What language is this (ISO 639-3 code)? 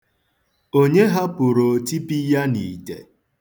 ibo